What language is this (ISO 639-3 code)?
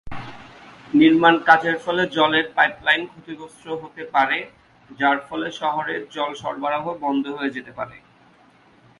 ben